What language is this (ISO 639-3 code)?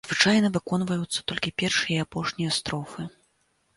bel